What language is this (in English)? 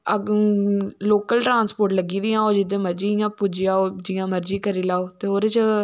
Dogri